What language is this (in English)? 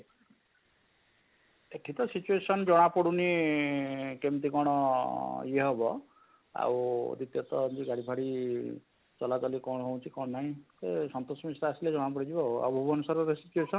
Odia